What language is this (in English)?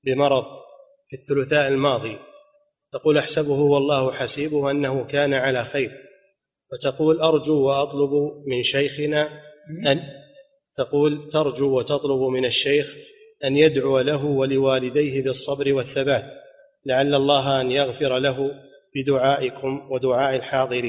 Arabic